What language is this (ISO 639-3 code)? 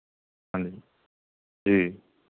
pan